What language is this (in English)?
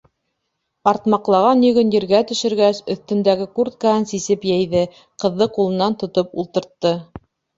Bashkir